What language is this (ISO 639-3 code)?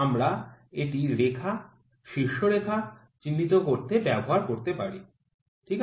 ben